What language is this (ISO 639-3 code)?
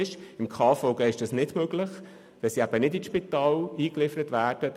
gsw